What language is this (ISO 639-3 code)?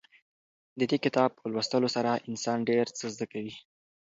pus